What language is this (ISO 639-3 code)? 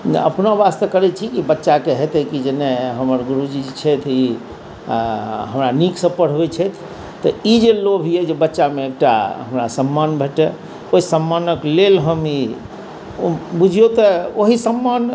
mai